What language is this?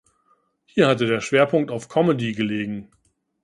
German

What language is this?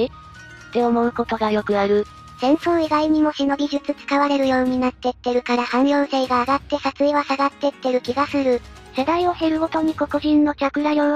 Japanese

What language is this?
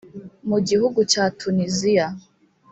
Kinyarwanda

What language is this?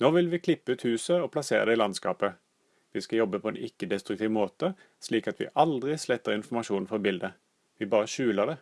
Norwegian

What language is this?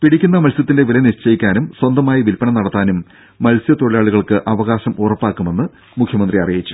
Malayalam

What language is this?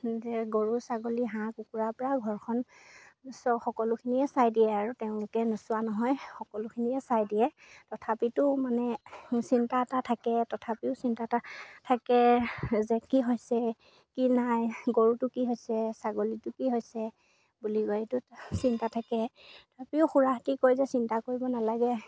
Assamese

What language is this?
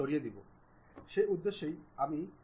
Bangla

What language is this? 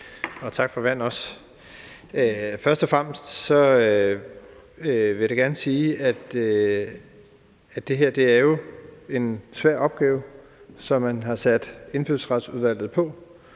Danish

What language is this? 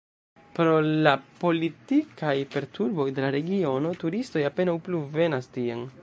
Esperanto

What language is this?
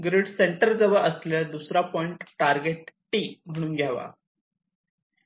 Marathi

